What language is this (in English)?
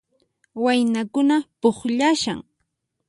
Puno Quechua